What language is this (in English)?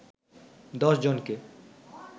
Bangla